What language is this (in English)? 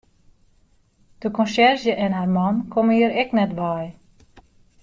Western Frisian